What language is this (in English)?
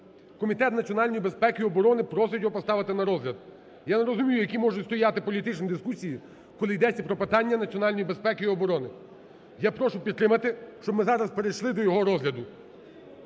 Ukrainian